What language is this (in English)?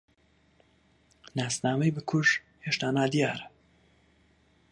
Central Kurdish